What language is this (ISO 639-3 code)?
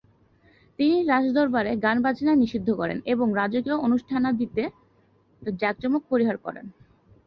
ben